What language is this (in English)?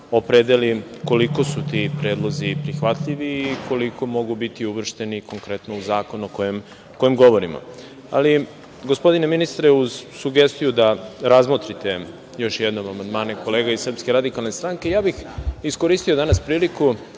Serbian